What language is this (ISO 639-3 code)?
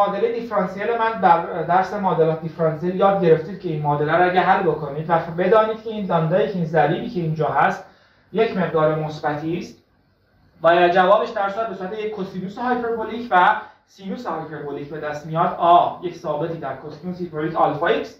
fas